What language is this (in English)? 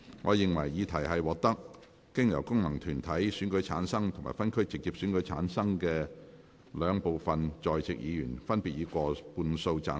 Cantonese